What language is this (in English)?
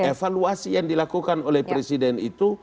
Indonesian